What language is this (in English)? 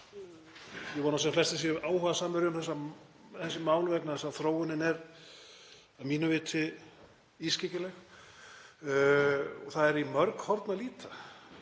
Icelandic